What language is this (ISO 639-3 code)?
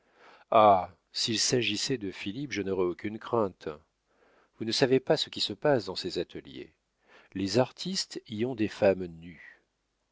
fra